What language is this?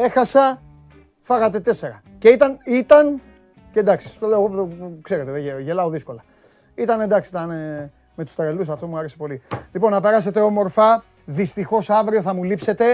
Greek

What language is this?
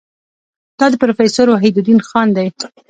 Pashto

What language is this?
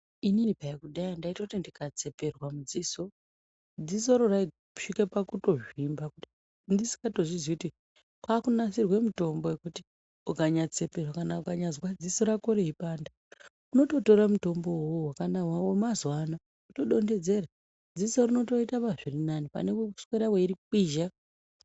Ndau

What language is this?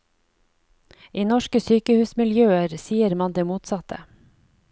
Norwegian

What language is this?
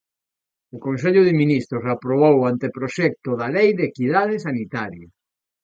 Galician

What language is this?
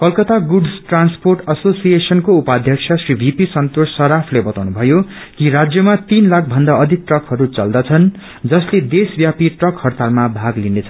Nepali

